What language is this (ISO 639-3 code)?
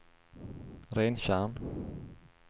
swe